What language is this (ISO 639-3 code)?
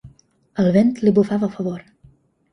cat